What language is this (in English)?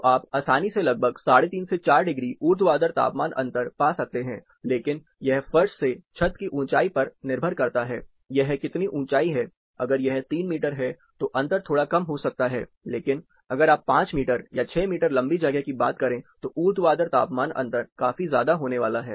Hindi